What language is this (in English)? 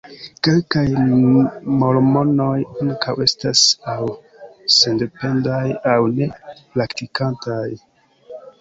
Esperanto